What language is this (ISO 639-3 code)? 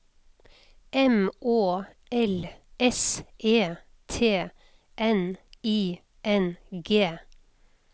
nor